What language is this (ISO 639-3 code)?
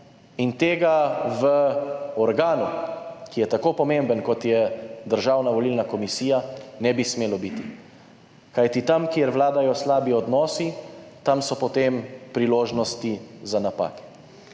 slv